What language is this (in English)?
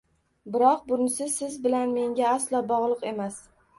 Uzbek